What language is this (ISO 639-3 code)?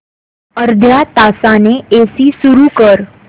mar